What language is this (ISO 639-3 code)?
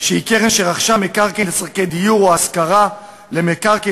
heb